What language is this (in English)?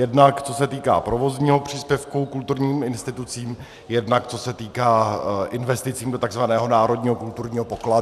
Czech